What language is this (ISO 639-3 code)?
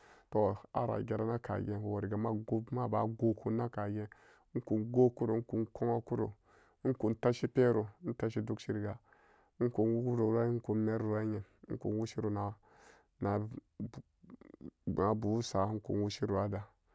ccg